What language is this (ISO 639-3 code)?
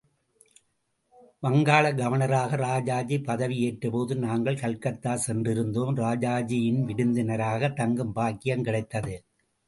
tam